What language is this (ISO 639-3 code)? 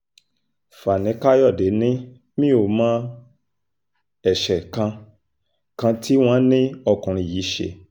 yor